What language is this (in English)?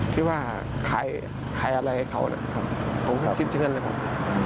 Thai